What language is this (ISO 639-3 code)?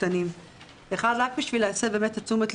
heb